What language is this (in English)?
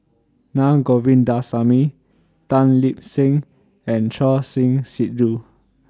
English